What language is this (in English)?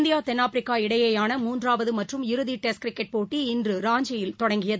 Tamil